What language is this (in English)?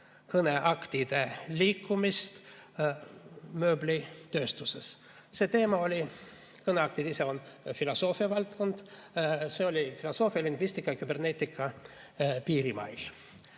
Estonian